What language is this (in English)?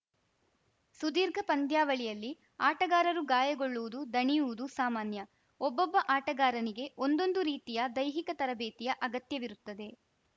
Kannada